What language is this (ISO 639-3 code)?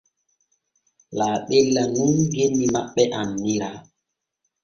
fue